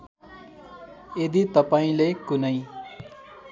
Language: Nepali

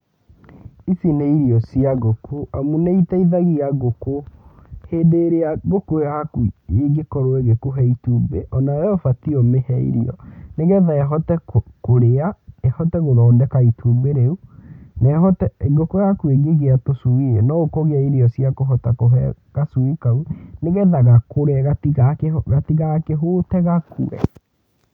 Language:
Kikuyu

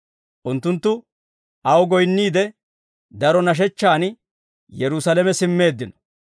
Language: Dawro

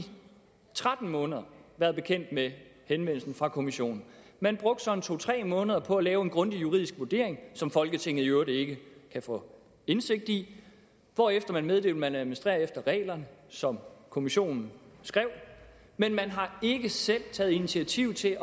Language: Danish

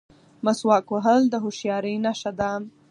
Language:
Pashto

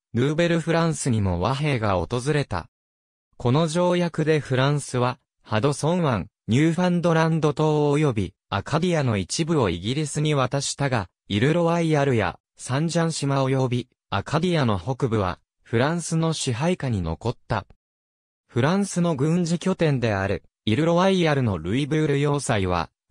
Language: Japanese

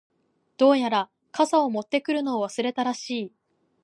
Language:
Japanese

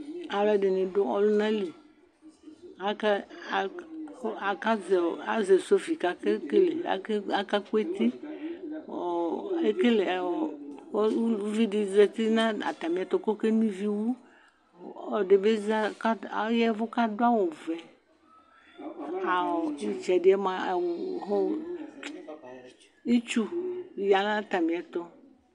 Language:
Ikposo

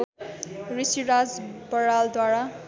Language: Nepali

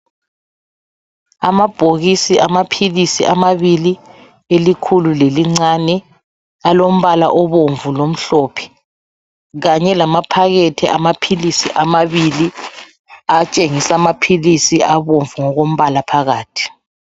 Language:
North Ndebele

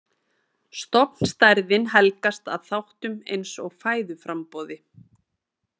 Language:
Icelandic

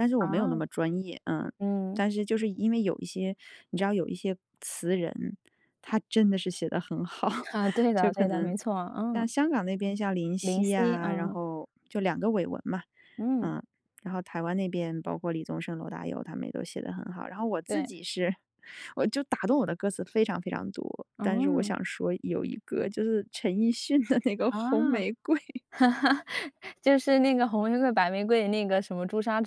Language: Chinese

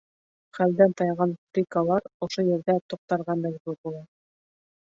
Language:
Bashkir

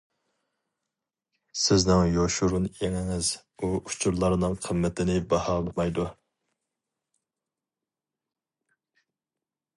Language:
Uyghur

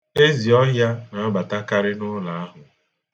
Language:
Igbo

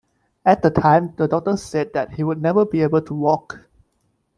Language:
English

